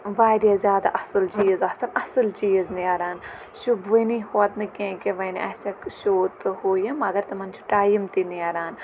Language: Kashmiri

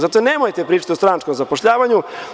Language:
Serbian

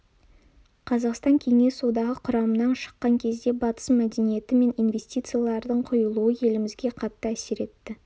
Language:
Kazakh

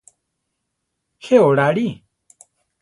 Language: Central Tarahumara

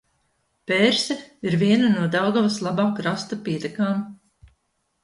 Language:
Latvian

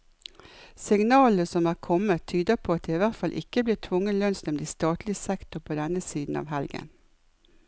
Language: Norwegian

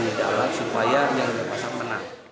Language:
Indonesian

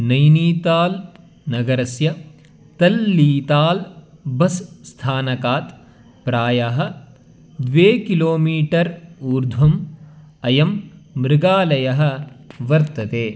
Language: Sanskrit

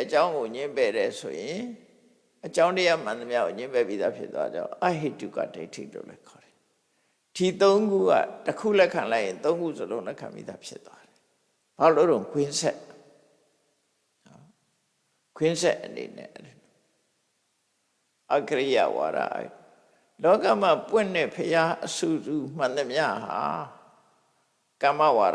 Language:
English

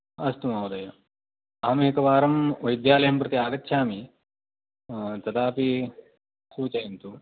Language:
Sanskrit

